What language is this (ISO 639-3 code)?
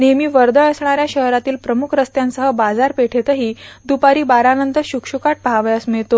mar